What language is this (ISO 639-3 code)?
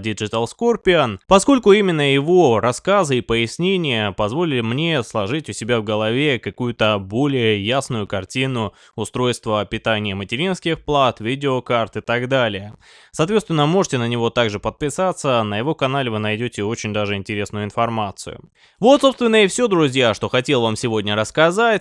rus